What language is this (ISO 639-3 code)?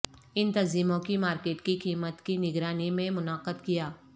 urd